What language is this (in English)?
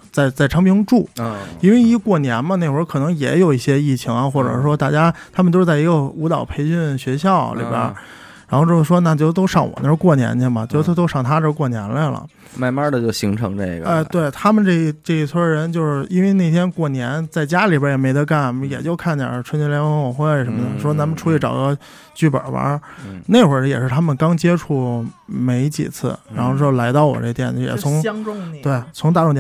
Chinese